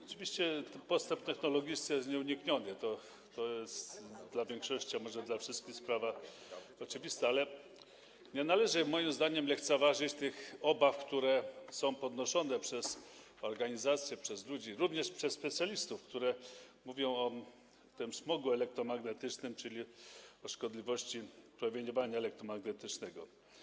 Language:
Polish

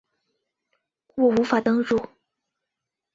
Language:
Chinese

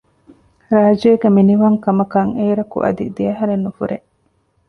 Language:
Divehi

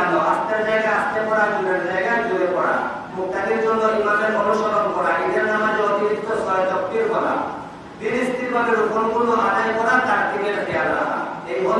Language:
Bangla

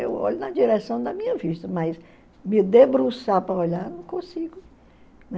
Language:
Portuguese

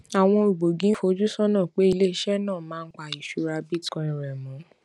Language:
Yoruba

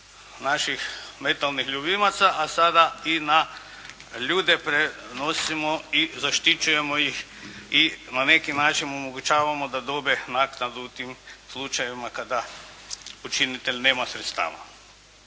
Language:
Croatian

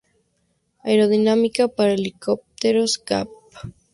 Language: Spanish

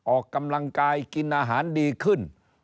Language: Thai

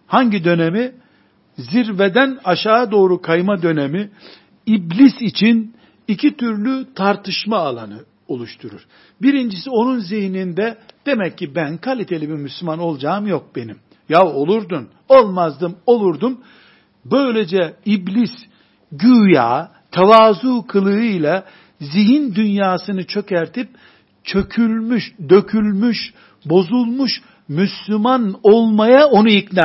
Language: Turkish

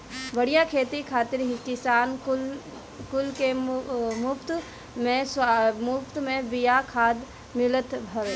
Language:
Bhojpuri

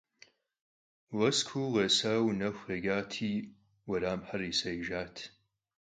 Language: Kabardian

